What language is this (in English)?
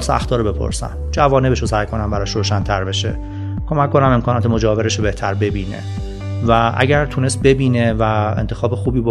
Persian